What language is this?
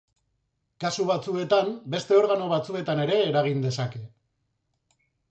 Basque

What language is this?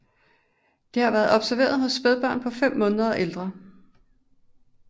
Danish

